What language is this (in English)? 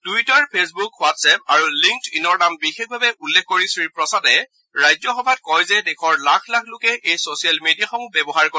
Assamese